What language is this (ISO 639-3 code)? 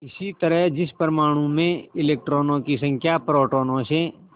hin